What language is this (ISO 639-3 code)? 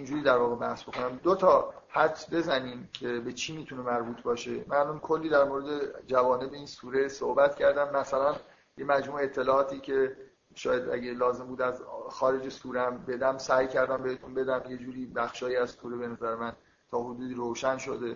fas